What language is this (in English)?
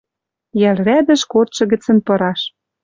Western Mari